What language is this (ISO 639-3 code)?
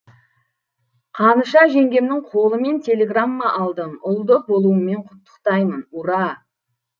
kaz